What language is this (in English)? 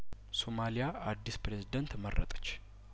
Amharic